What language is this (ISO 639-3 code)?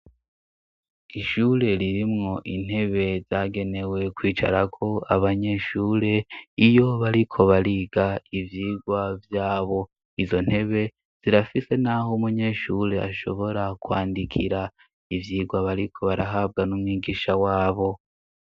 run